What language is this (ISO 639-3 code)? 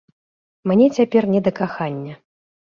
bel